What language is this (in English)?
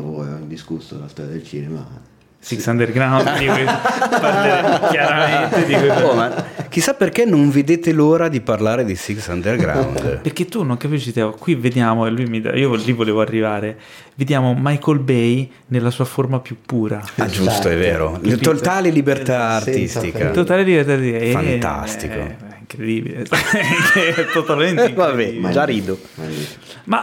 Italian